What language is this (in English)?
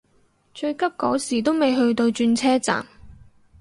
Cantonese